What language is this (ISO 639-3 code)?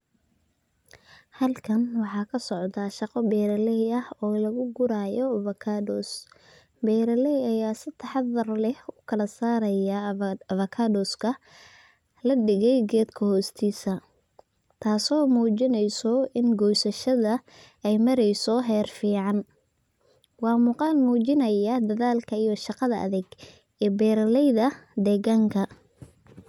som